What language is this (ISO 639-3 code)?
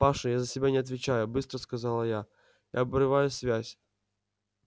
rus